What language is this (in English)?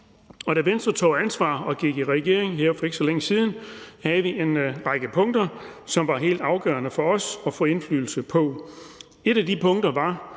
Danish